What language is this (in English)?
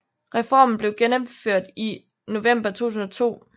Danish